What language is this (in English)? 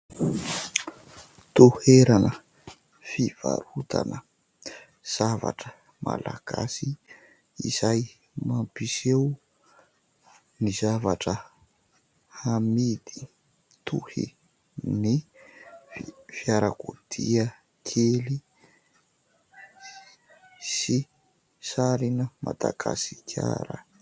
Malagasy